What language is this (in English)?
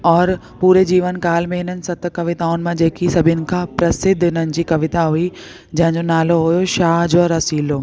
Sindhi